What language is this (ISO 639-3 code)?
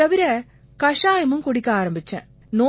tam